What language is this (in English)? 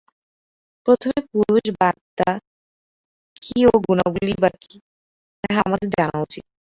Bangla